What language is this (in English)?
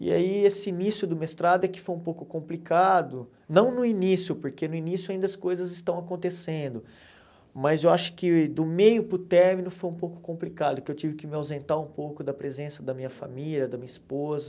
Portuguese